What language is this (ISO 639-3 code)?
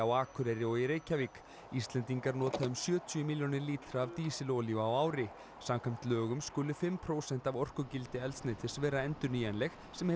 isl